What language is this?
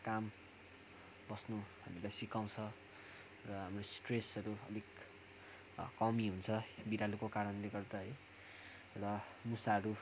Nepali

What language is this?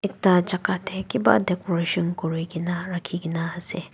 Naga Pidgin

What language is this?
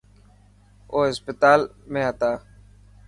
Dhatki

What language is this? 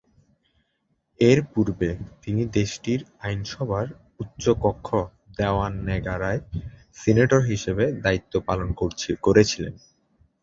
Bangla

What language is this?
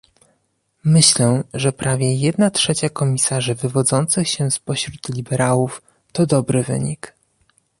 Polish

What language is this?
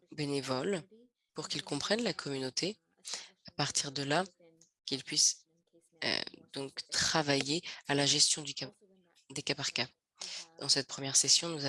French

